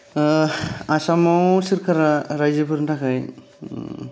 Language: Bodo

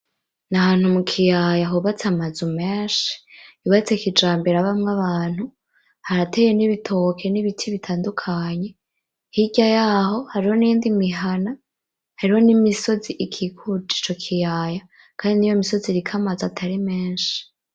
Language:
Rundi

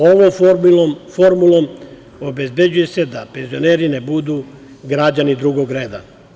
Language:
Serbian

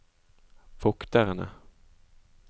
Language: Norwegian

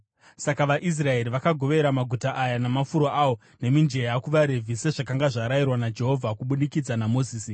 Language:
Shona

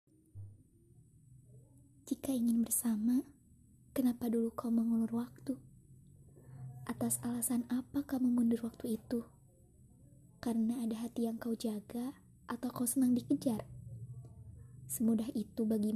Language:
Indonesian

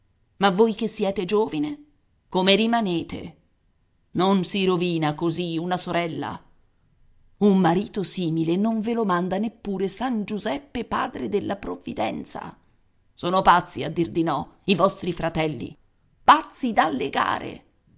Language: Italian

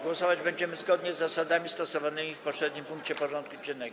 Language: Polish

